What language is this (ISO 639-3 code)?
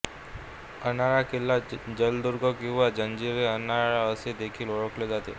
mar